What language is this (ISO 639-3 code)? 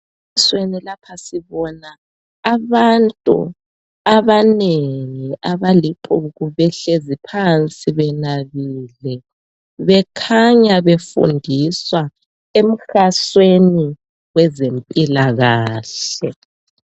nde